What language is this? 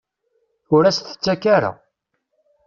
Kabyle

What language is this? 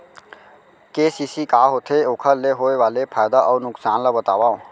Chhattisgarhi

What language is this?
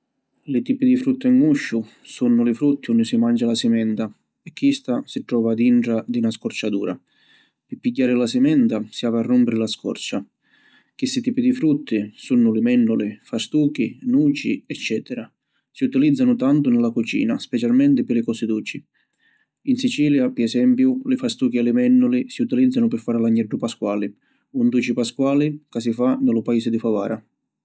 Sicilian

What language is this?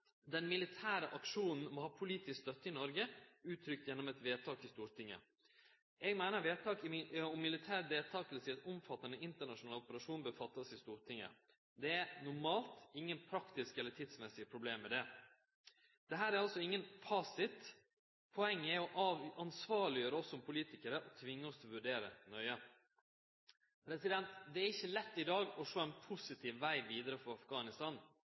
Norwegian Nynorsk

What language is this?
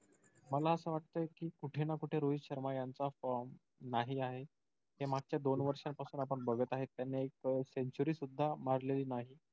Marathi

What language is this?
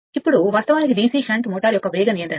Telugu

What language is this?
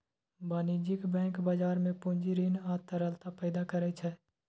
Maithili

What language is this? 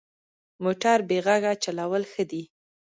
Pashto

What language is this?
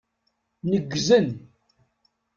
Kabyle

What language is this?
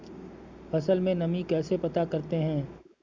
Hindi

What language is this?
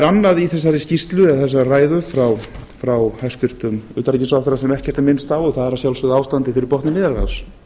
Icelandic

